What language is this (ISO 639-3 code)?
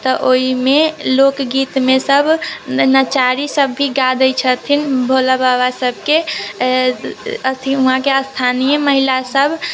mai